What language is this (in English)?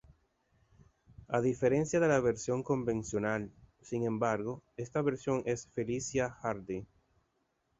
Spanish